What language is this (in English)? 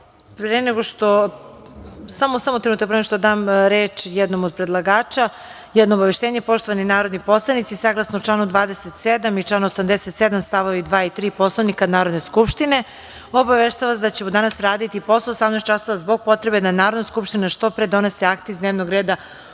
Serbian